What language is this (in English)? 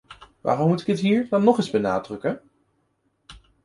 Dutch